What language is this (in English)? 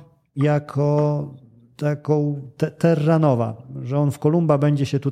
Polish